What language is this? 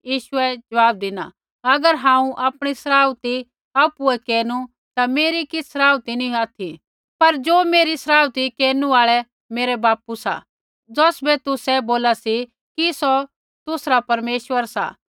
Kullu Pahari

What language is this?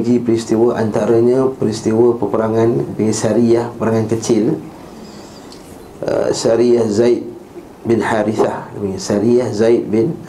Malay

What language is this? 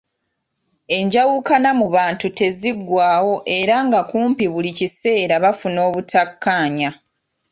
Ganda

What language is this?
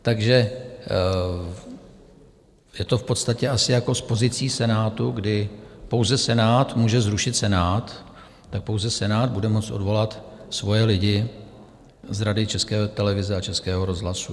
Czech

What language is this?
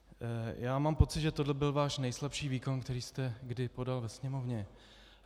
Czech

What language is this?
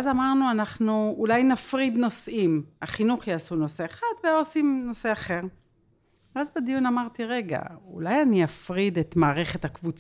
Hebrew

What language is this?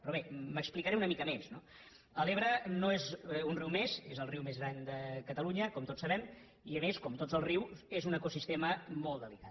Catalan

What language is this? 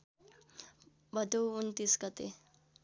Nepali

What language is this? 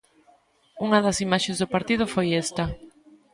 Galician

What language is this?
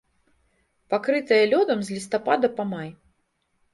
Belarusian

